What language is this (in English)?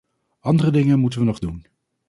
Dutch